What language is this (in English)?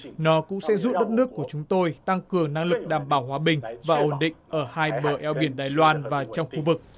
Vietnamese